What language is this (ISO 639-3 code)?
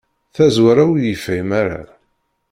kab